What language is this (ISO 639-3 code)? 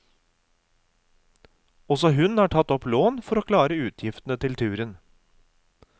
nor